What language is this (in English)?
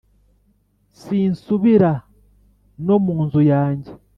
Kinyarwanda